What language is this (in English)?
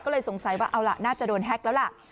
Thai